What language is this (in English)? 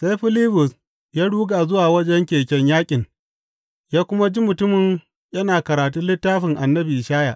Hausa